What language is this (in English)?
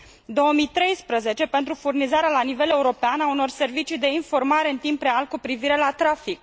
Romanian